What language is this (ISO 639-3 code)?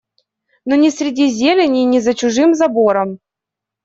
rus